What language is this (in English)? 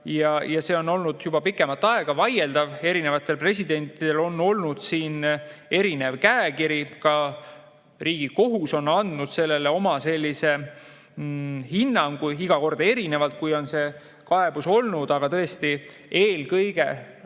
Estonian